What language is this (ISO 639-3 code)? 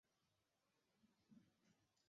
zho